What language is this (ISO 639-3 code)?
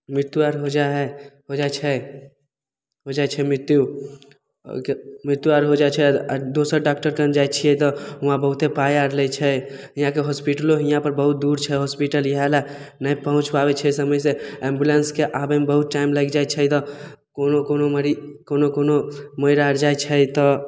mai